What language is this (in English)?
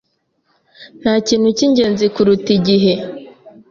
Kinyarwanda